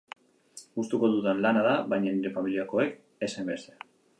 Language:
Basque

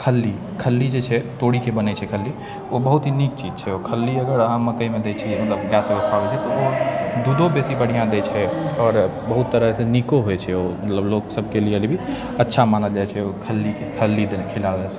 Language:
Maithili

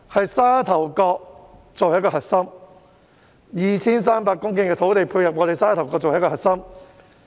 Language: Cantonese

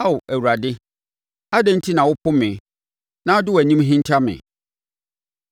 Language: Akan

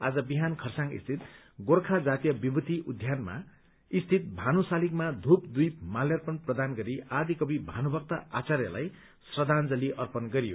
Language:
Nepali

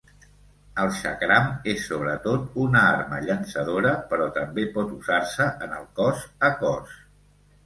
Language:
Catalan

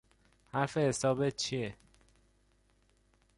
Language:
Persian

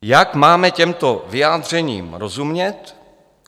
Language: Czech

